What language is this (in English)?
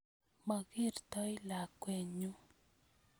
Kalenjin